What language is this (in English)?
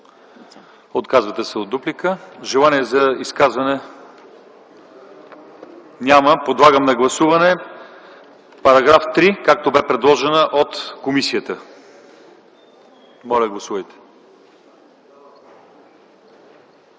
Bulgarian